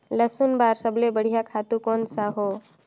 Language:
Chhattisgarhi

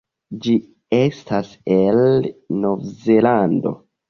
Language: Esperanto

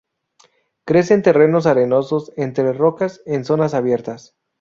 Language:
Spanish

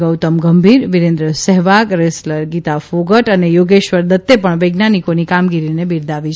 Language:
Gujarati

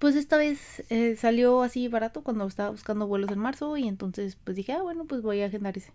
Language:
Spanish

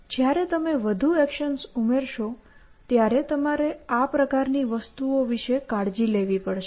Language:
Gujarati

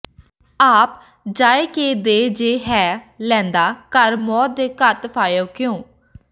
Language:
Punjabi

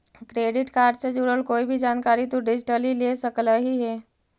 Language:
Magahi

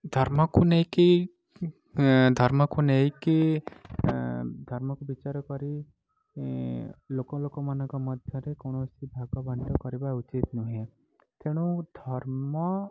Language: Odia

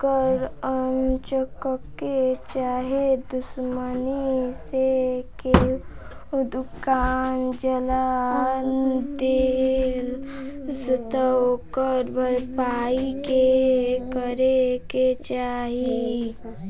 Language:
Bhojpuri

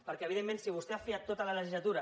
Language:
Catalan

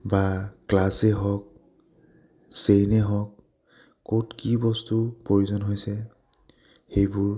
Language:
Assamese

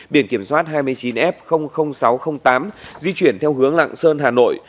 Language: Vietnamese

